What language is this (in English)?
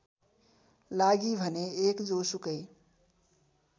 Nepali